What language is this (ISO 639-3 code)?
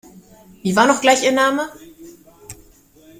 deu